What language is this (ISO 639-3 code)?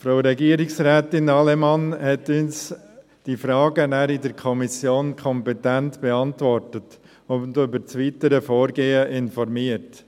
gsw